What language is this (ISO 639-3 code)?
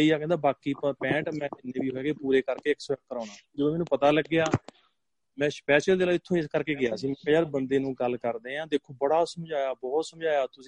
pan